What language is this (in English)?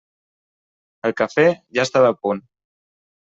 Catalan